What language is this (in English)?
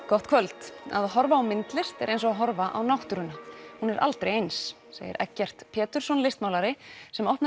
Icelandic